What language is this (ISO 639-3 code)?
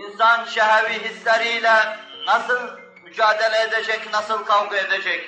tur